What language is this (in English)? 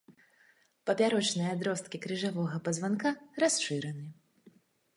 Belarusian